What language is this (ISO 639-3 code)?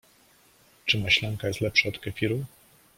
pol